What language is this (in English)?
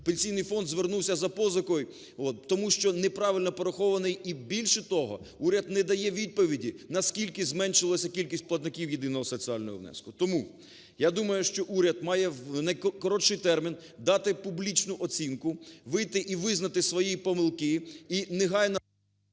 Ukrainian